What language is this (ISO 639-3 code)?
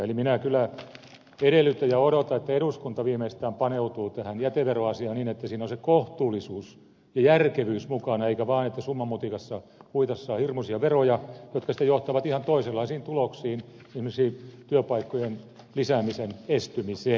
fin